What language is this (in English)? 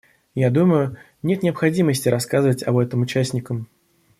Russian